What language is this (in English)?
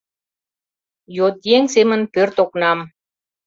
Mari